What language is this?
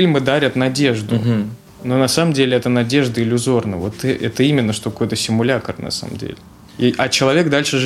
Russian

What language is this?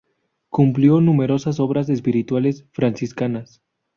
Spanish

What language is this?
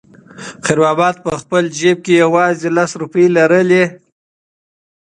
Pashto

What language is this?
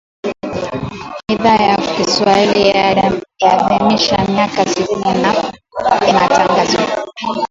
Swahili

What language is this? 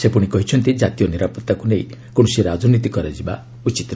Odia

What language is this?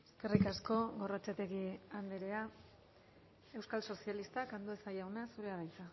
Basque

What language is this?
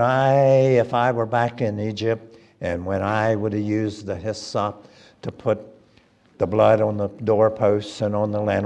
English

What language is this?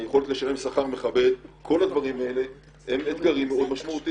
Hebrew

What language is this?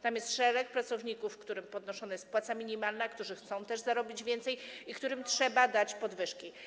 Polish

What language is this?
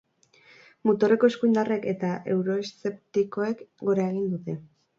Basque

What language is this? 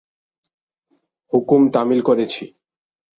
Bangla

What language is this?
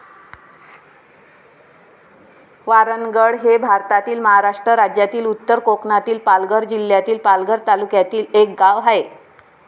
Marathi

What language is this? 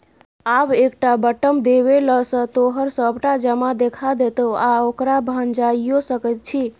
Maithili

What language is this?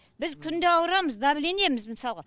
Kazakh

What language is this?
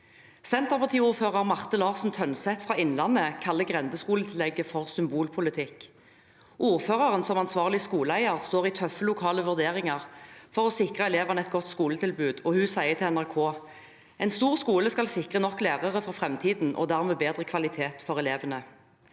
Norwegian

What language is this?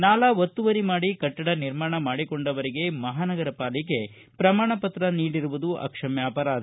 Kannada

